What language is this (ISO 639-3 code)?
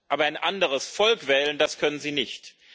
deu